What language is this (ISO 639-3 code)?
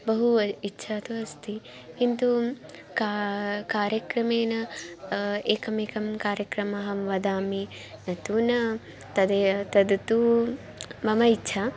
san